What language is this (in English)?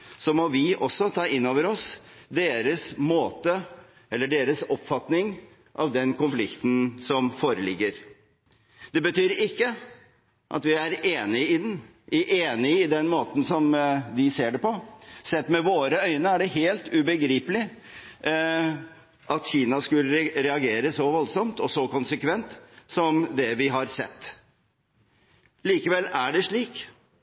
Norwegian Bokmål